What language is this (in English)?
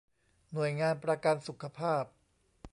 Thai